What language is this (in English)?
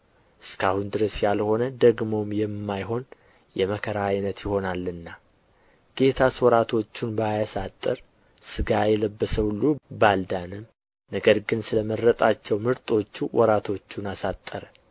Amharic